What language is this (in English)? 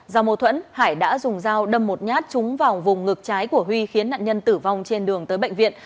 Vietnamese